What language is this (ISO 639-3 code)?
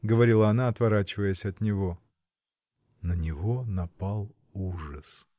rus